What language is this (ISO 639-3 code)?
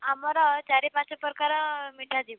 ori